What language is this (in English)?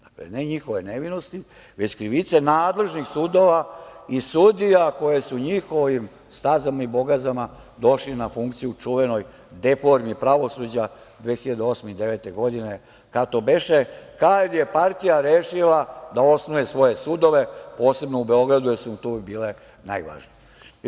Serbian